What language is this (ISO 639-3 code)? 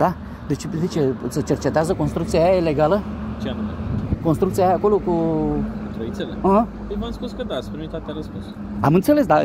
ron